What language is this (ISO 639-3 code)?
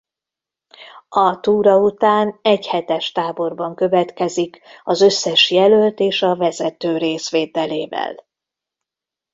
hun